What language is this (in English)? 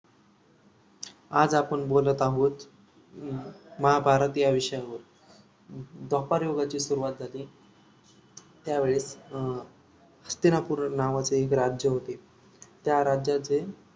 Marathi